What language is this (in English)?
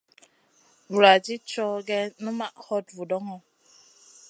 Masana